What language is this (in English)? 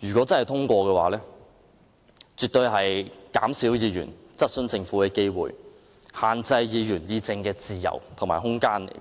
Cantonese